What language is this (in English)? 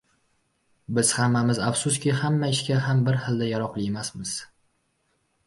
Uzbek